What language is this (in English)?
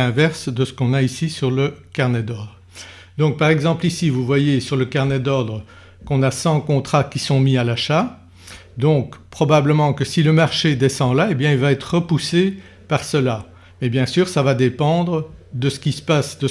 French